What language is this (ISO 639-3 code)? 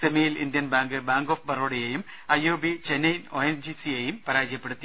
mal